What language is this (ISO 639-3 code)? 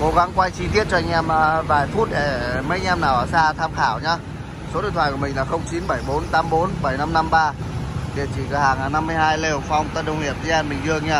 vie